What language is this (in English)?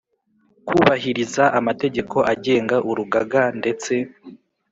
Kinyarwanda